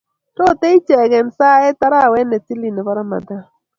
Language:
Kalenjin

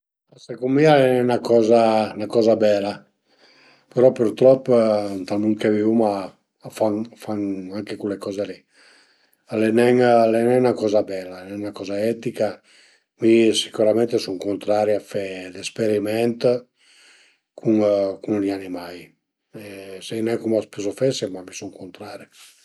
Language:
Piedmontese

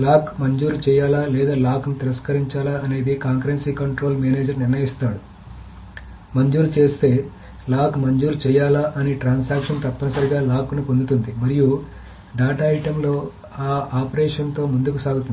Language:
Telugu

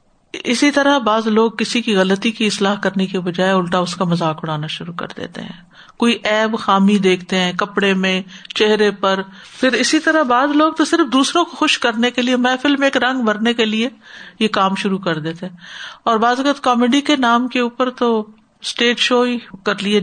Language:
Urdu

